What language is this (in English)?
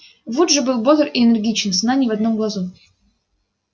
Russian